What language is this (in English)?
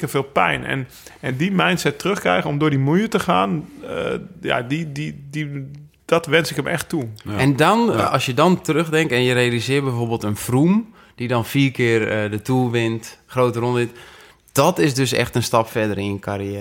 Dutch